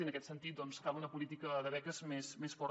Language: Catalan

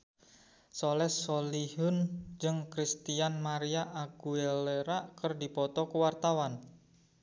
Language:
Sundanese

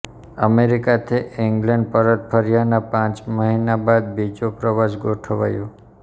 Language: Gujarati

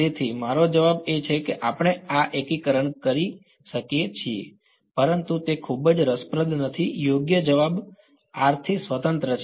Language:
Gujarati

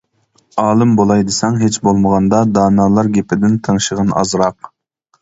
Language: Uyghur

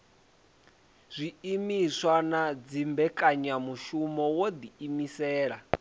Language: Venda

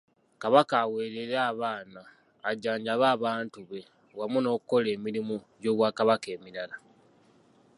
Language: Ganda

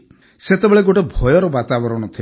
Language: Odia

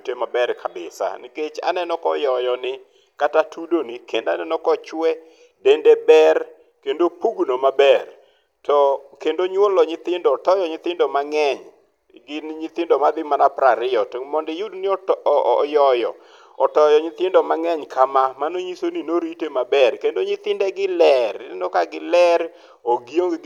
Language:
Luo (Kenya and Tanzania)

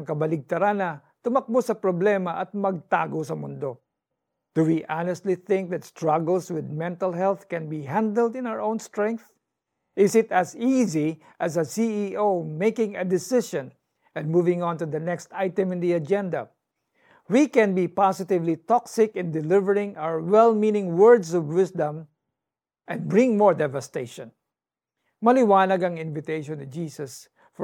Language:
Filipino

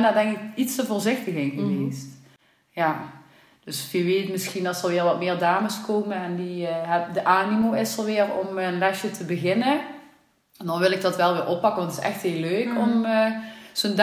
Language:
Dutch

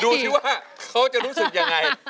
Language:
Thai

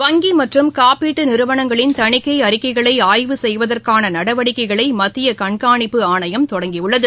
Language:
Tamil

